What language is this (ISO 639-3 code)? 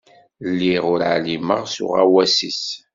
kab